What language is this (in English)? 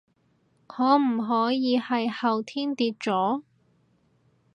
Cantonese